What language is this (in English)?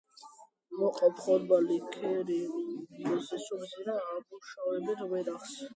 Georgian